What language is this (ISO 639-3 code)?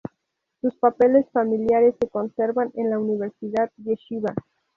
spa